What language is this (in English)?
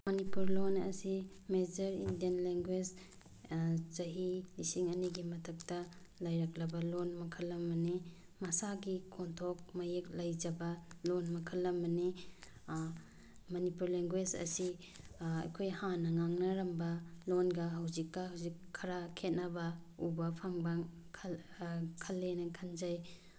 Manipuri